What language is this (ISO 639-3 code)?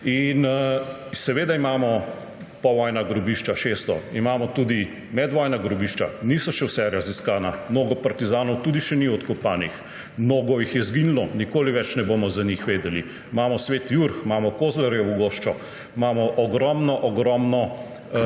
slv